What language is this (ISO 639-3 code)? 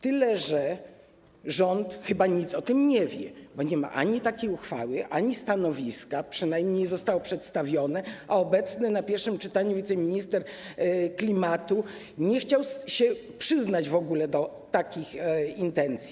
pol